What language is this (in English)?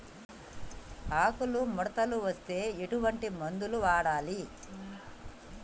Telugu